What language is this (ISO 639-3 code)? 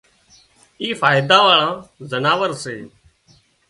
kxp